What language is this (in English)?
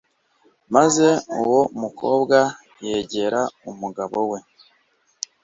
Kinyarwanda